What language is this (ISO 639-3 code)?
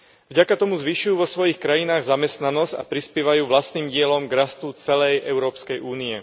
slk